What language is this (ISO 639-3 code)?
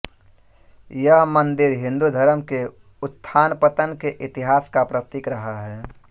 hin